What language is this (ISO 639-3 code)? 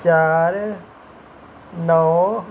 doi